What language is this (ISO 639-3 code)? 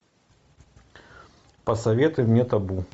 rus